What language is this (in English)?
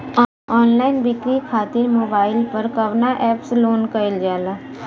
Bhojpuri